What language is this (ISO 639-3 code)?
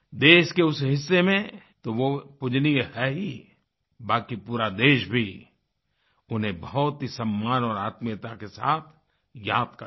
hin